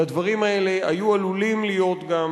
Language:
Hebrew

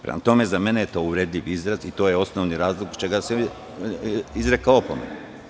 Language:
Serbian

